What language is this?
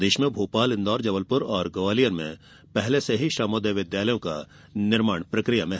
Hindi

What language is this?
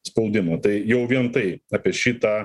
Lithuanian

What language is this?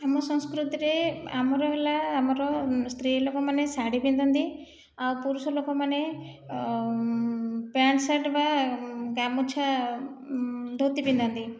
Odia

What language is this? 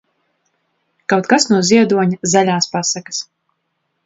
Latvian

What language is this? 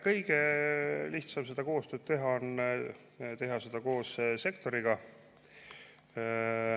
Estonian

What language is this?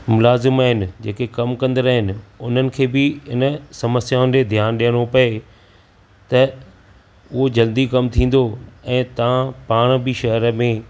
Sindhi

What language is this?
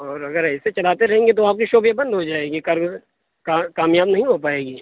Urdu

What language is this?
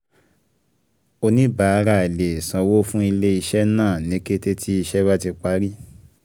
Yoruba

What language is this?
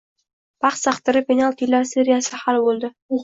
Uzbek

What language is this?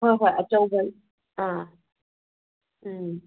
Manipuri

